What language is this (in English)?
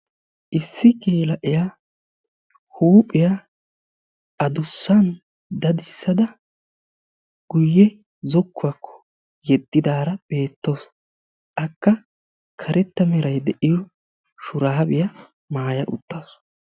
Wolaytta